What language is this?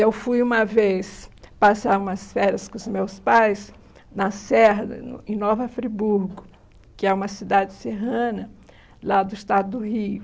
Portuguese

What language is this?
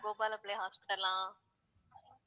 Tamil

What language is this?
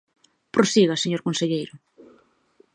Galician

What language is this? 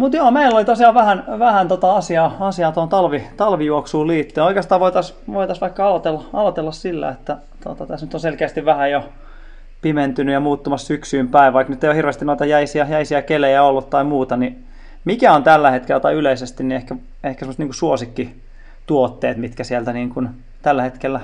Finnish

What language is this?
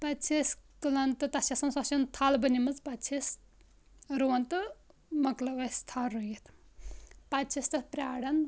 Kashmiri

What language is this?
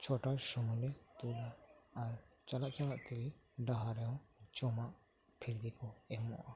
Santali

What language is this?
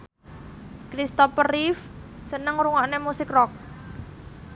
Javanese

